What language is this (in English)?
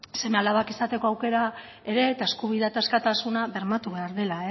Basque